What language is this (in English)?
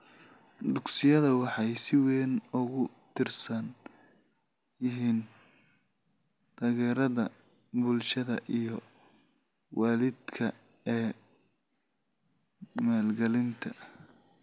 Somali